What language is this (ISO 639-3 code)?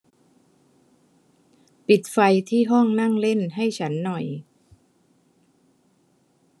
tha